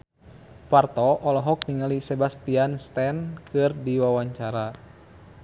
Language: Sundanese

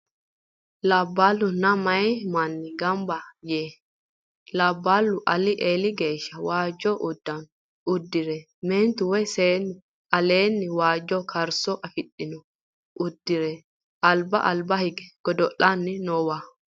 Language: Sidamo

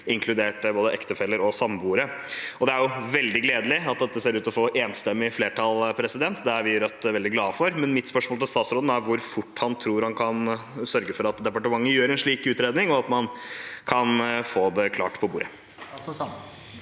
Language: Norwegian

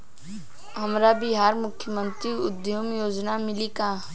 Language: Bhojpuri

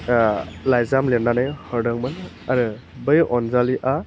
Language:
Bodo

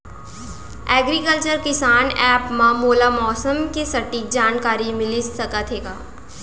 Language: Chhattisgarhi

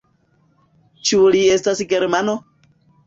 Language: Esperanto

